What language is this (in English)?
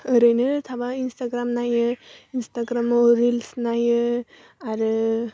Bodo